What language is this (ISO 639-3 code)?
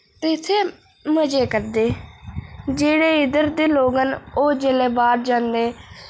doi